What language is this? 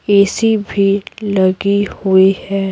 Hindi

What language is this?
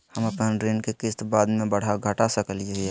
Magahi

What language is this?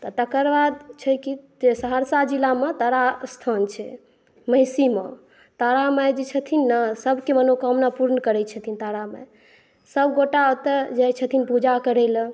Maithili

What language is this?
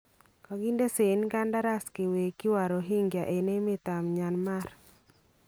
Kalenjin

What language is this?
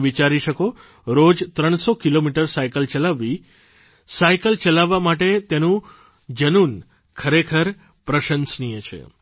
Gujarati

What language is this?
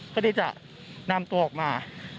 Thai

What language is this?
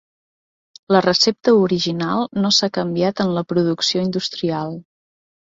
Catalan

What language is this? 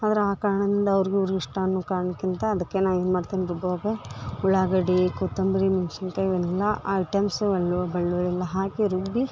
Kannada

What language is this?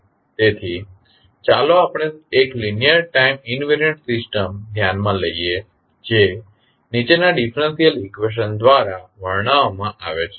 Gujarati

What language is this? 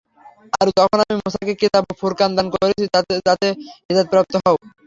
Bangla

